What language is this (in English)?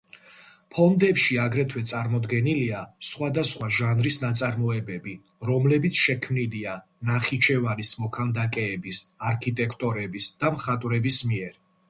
Georgian